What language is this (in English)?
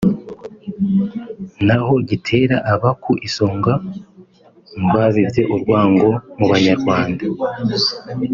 Kinyarwanda